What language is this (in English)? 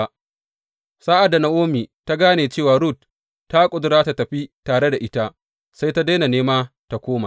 Hausa